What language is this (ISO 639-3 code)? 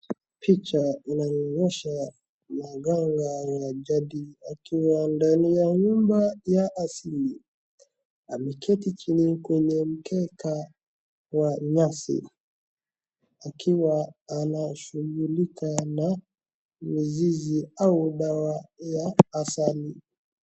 swa